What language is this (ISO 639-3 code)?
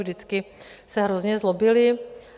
ces